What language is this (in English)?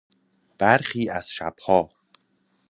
Persian